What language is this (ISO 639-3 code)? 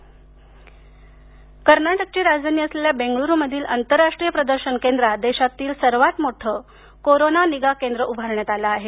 mar